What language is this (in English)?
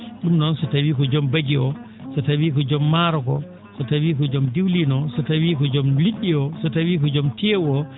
Fula